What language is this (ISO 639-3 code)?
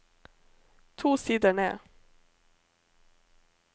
nor